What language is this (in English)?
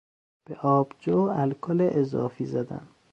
Persian